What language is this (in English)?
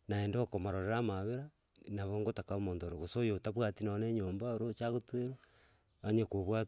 Gusii